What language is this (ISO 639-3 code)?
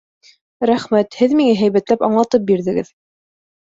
bak